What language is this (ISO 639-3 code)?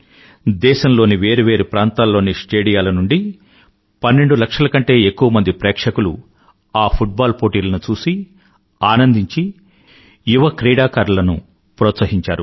tel